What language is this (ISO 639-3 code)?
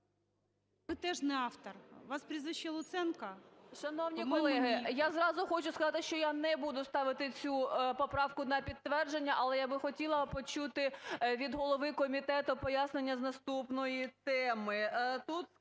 ukr